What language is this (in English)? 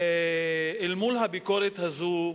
Hebrew